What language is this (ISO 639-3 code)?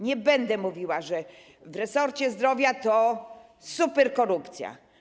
pol